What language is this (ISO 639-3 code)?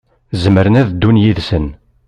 kab